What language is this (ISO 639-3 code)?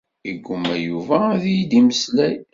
kab